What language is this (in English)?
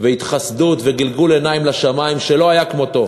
Hebrew